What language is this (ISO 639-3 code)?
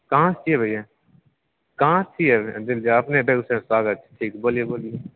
mai